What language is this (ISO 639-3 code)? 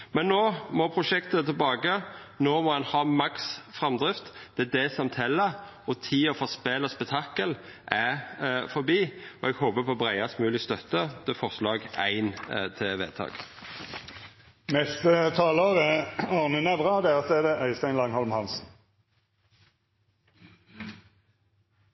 nor